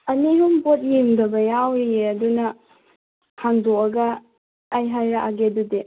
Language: Manipuri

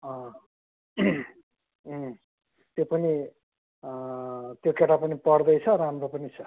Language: Nepali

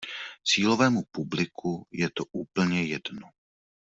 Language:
Czech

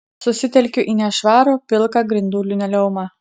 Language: Lithuanian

